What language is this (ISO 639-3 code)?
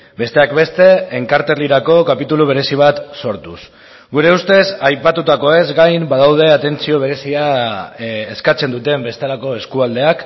eus